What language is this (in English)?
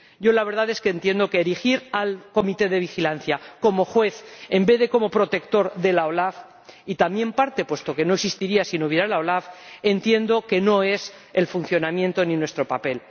Spanish